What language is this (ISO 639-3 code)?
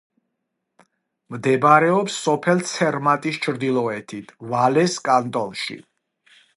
kat